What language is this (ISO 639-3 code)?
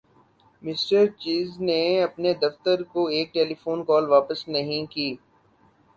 urd